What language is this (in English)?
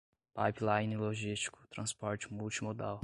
Portuguese